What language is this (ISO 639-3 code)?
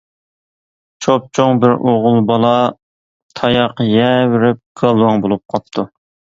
uig